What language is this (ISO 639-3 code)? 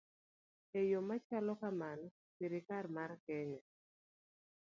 luo